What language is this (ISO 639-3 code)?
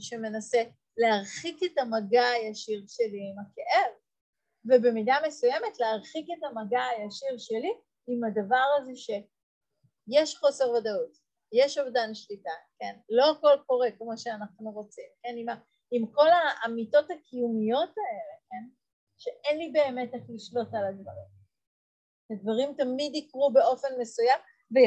heb